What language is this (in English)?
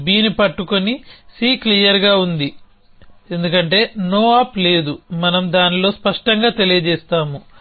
Telugu